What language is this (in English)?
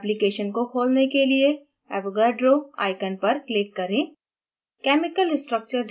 Hindi